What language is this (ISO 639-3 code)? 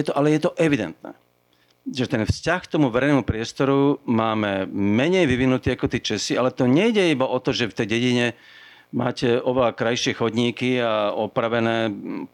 slk